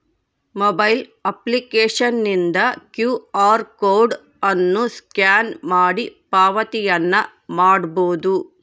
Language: Kannada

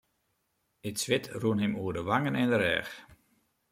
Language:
Western Frisian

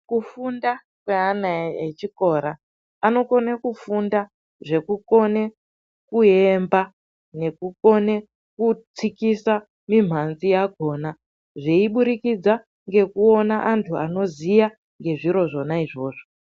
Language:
Ndau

